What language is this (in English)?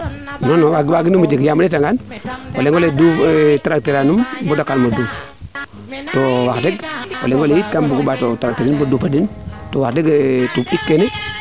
Serer